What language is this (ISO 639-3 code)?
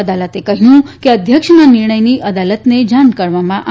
guj